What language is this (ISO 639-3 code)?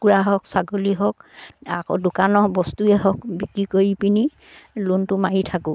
asm